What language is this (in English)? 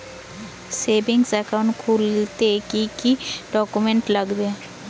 Bangla